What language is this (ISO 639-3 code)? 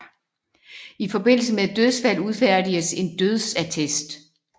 dan